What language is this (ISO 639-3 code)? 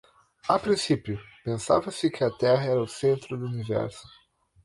por